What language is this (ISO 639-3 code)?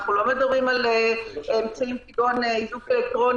heb